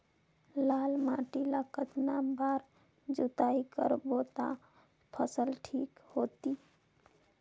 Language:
Chhattisgarhi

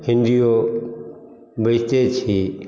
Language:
Maithili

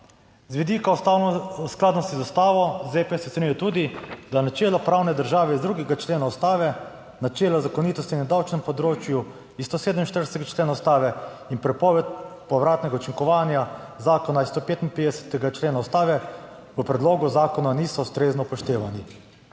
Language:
Slovenian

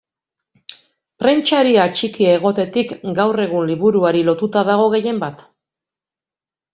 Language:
Basque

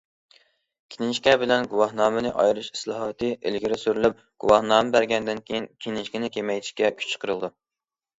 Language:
Uyghur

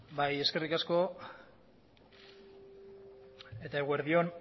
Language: Basque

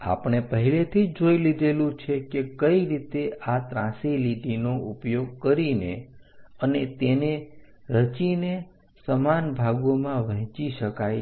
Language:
Gujarati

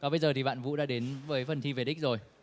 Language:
Vietnamese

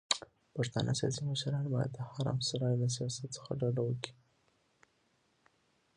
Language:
Pashto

